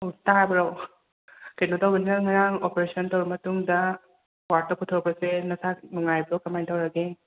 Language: Manipuri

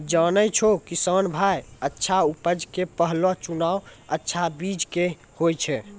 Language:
Maithili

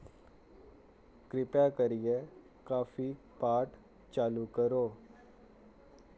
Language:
Dogri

